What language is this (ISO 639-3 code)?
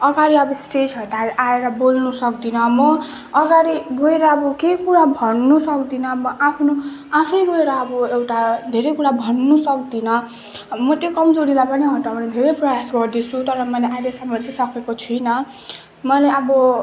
nep